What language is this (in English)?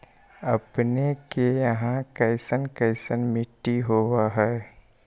Magahi